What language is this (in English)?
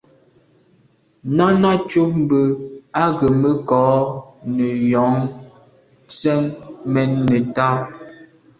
Medumba